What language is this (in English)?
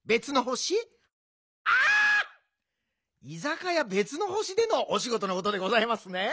Japanese